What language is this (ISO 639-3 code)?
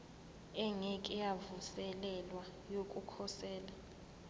zul